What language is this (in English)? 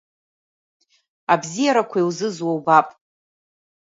Abkhazian